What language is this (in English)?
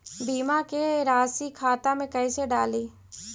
Magahi